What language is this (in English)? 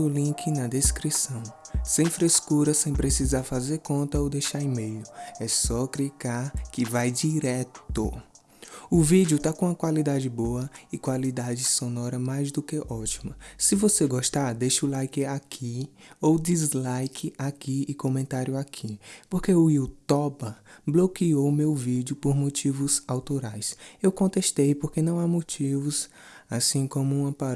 Portuguese